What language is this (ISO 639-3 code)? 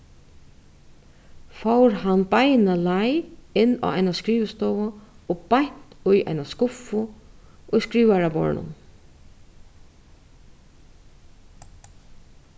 fao